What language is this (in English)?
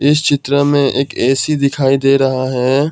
Hindi